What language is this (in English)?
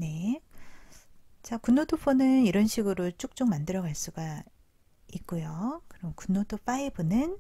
Korean